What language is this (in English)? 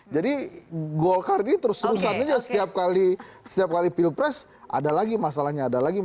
Indonesian